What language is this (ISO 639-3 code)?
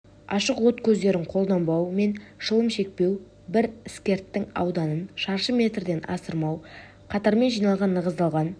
kaz